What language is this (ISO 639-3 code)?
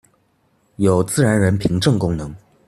zho